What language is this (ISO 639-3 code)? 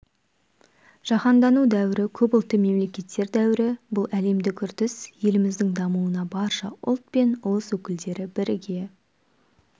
kaz